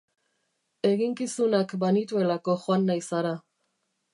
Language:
Basque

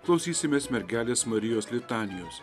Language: Lithuanian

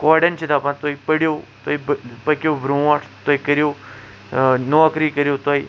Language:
Kashmiri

